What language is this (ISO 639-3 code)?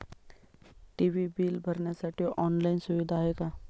mar